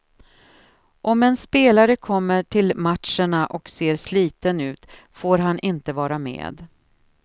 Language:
Swedish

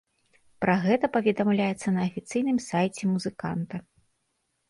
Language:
Belarusian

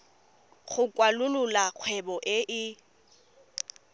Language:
Tswana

